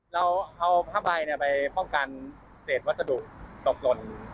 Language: Thai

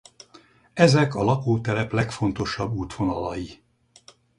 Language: Hungarian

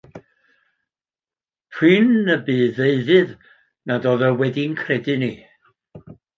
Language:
Welsh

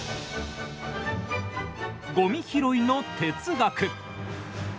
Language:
Japanese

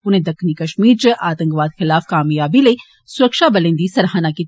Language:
Dogri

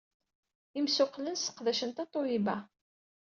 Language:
Kabyle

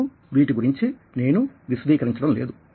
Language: Telugu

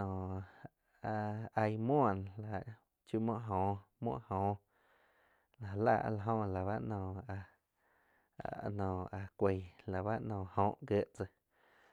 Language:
Quiotepec Chinantec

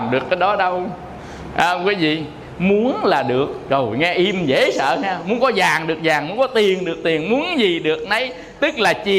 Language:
Vietnamese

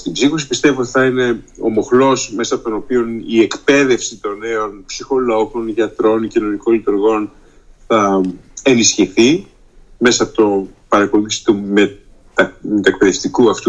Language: Greek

